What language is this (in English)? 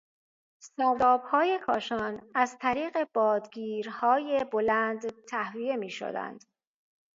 Persian